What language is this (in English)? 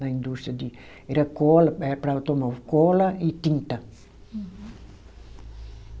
Portuguese